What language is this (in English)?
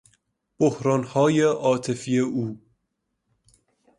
Persian